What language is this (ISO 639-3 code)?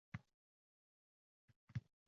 uzb